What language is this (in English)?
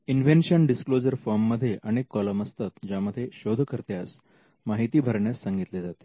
Marathi